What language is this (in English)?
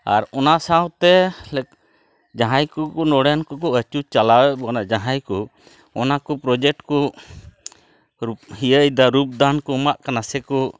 Santali